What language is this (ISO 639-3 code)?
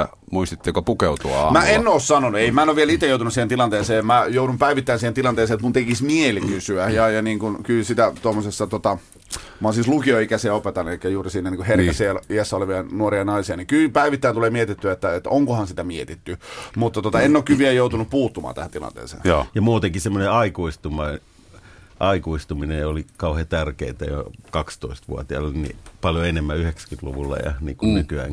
fin